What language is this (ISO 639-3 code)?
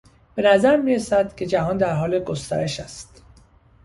fas